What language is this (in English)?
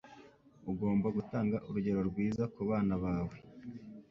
Kinyarwanda